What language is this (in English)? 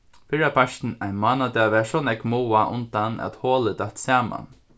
Faroese